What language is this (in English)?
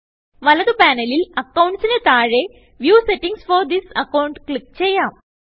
Malayalam